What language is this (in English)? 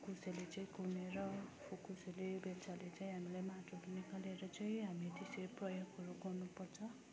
Nepali